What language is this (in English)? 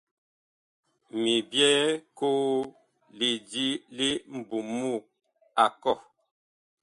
Bakoko